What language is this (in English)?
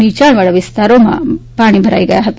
Gujarati